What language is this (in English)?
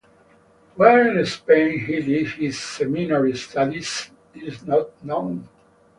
English